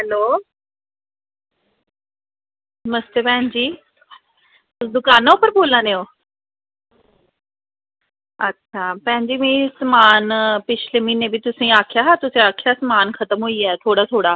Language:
Dogri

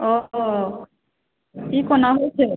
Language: Maithili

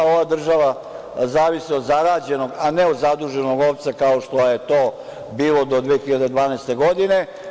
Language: Serbian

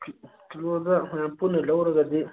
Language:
Manipuri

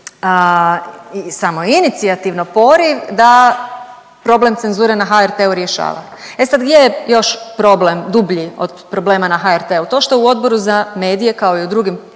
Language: Croatian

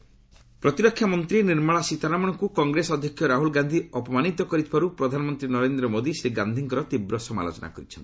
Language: Odia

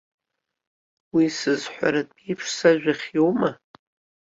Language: Abkhazian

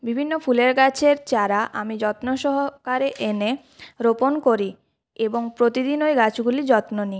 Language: Bangla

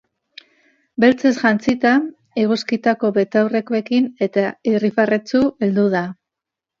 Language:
Basque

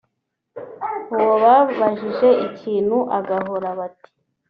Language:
Kinyarwanda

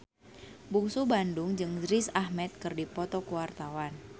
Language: Sundanese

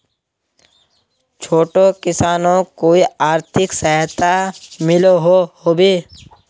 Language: Magahi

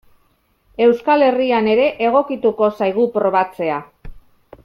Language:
Basque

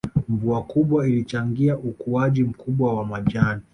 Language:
Swahili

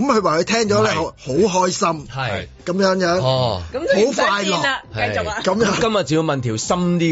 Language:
Chinese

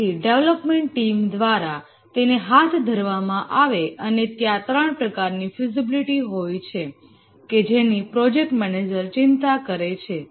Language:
Gujarati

